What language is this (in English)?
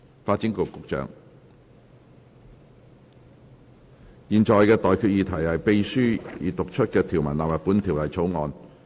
Cantonese